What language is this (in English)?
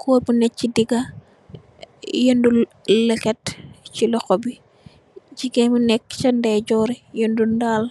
Wolof